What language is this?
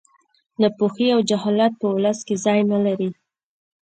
Pashto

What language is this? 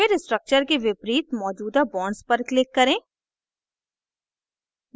Hindi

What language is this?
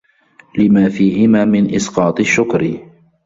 Arabic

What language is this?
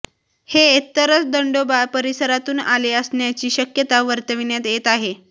Marathi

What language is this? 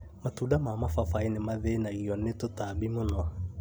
Kikuyu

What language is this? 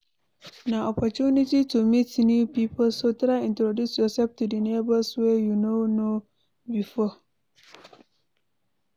Nigerian Pidgin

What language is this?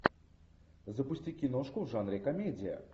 Russian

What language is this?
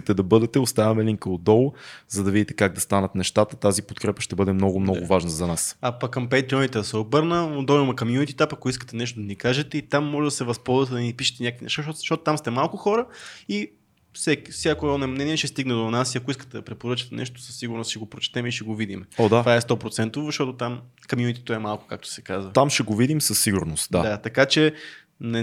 Bulgarian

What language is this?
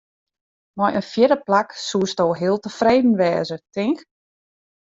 Western Frisian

